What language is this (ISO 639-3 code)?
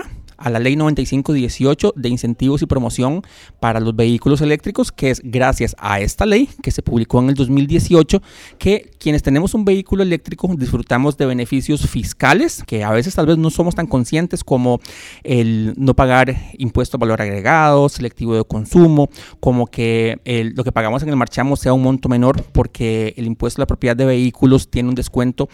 spa